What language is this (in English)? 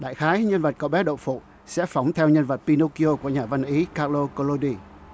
Vietnamese